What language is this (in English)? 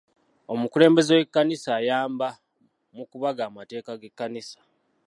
Ganda